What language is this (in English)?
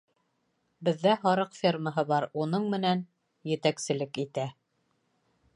Bashkir